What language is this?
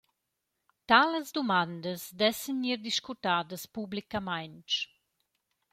Romansh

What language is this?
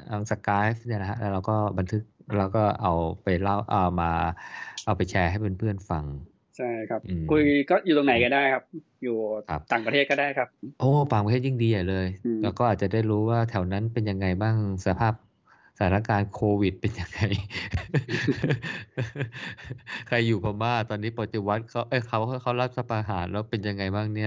Thai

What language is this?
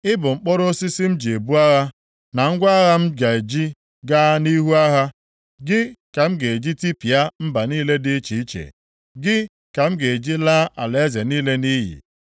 Igbo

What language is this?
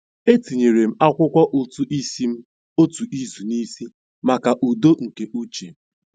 Igbo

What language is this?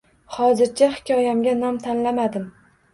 Uzbek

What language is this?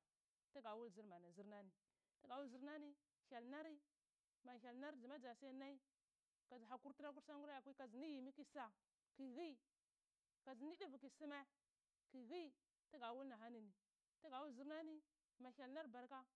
Cibak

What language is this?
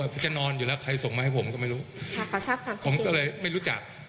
Thai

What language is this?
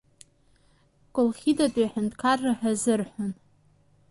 Abkhazian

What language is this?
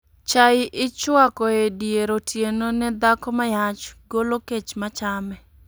Luo (Kenya and Tanzania)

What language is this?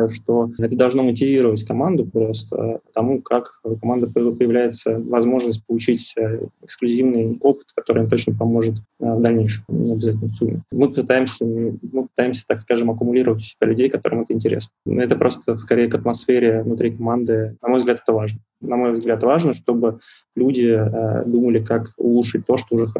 Russian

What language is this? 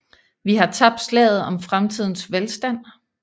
Danish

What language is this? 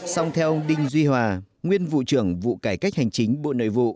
Vietnamese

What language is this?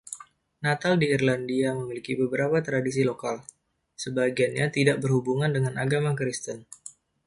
Indonesian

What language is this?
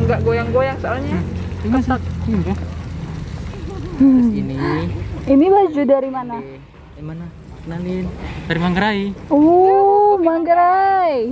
Indonesian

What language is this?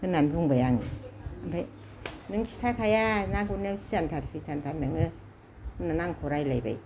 Bodo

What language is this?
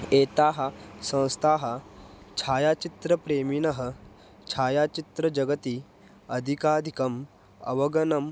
Sanskrit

